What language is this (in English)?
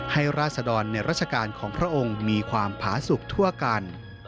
Thai